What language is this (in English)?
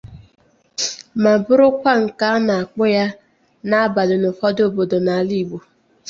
Igbo